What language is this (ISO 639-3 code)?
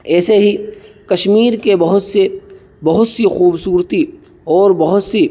urd